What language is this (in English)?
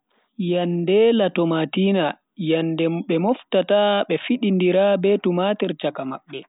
Bagirmi Fulfulde